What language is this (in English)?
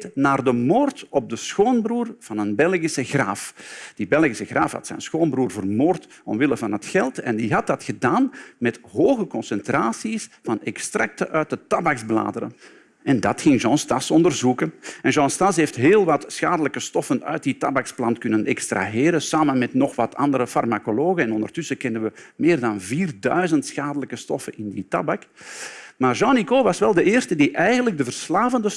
Dutch